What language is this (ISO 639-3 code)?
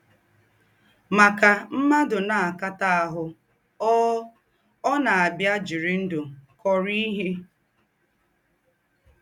ibo